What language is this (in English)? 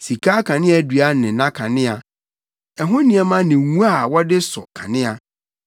Akan